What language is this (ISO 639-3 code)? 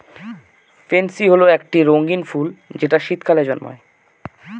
ben